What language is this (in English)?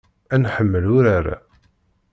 Kabyle